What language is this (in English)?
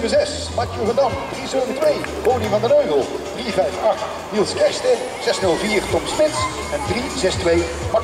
Dutch